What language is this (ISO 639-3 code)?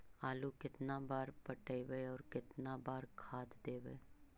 mag